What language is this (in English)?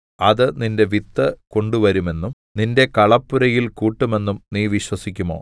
Malayalam